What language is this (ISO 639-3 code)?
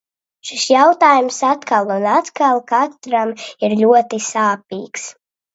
lav